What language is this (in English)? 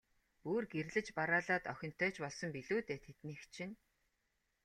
Mongolian